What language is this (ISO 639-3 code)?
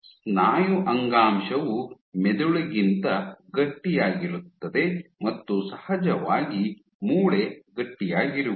kan